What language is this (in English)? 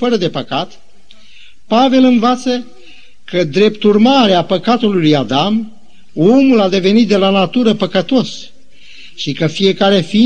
Romanian